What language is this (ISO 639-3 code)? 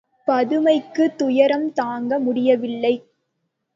tam